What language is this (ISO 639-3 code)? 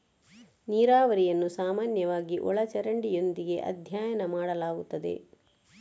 kan